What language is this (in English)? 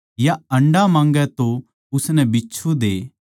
Haryanvi